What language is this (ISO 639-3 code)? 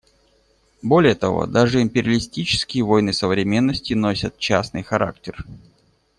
rus